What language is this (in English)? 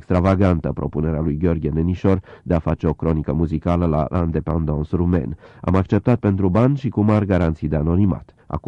Romanian